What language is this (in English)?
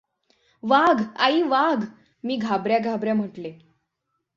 Marathi